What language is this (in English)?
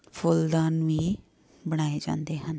Punjabi